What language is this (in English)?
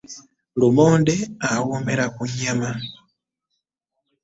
Ganda